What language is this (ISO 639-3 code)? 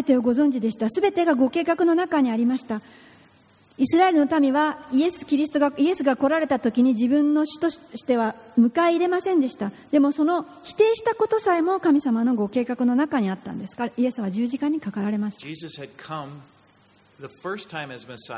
jpn